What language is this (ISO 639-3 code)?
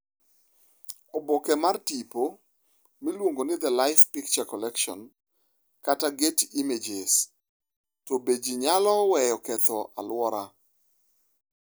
luo